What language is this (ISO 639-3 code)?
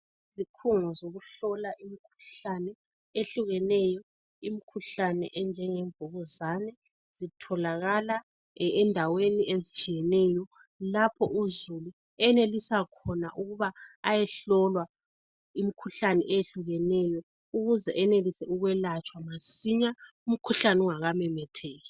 nde